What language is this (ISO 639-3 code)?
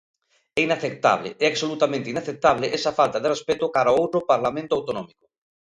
glg